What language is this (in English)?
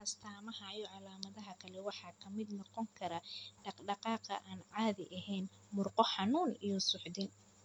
Somali